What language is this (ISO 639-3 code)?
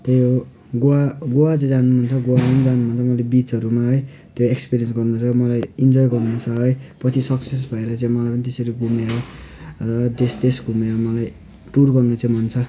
nep